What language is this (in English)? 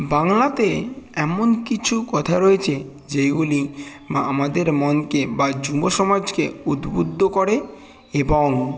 Bangla